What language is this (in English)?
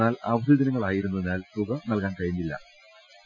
Malayalam